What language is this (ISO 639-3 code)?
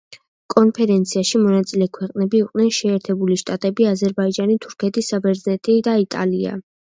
kat